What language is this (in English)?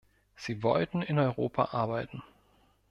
German